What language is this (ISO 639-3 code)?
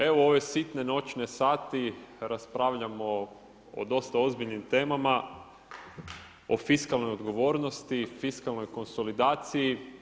hrv